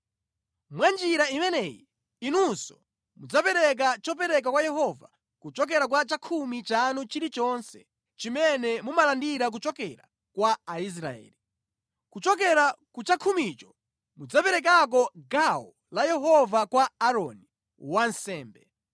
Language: Nyanja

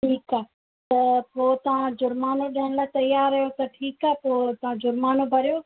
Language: Sindhi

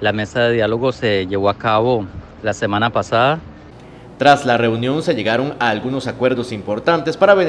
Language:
Spanish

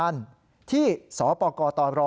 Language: Thai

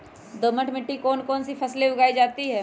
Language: Magahi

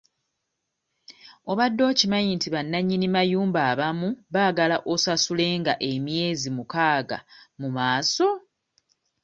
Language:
Ganda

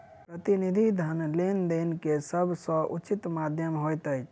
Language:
Maithili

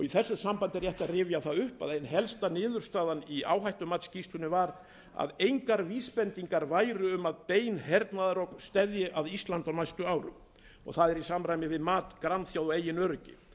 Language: Icelandic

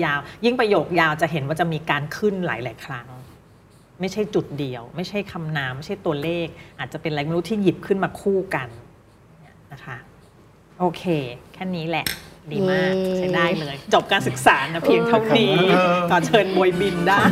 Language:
Thai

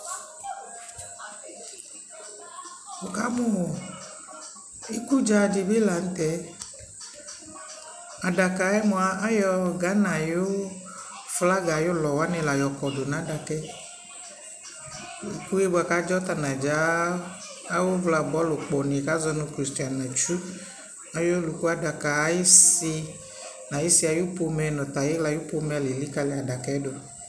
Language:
Ikposo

